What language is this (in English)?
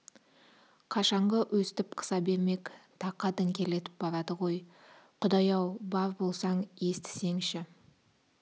Kazakh